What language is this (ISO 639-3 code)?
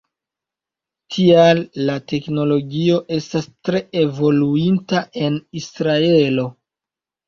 epo